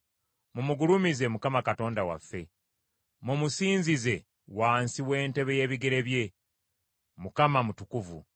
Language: Ganda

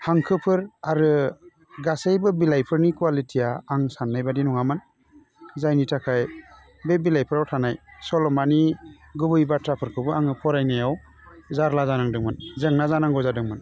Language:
Bodo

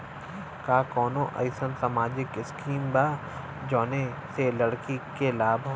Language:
Bhojpuri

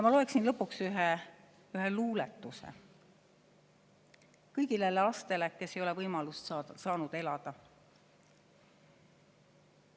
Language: Estonian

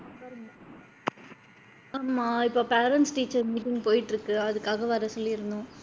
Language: Tamil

